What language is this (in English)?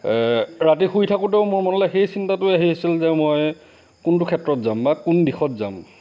Assamese